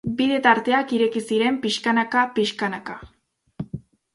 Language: Basque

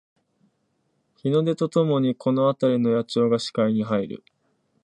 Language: Japanese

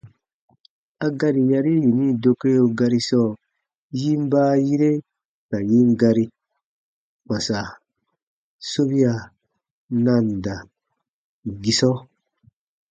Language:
Baatonum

